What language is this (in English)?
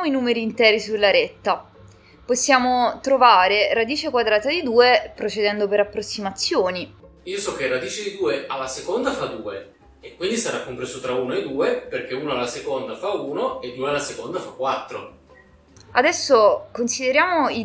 Italian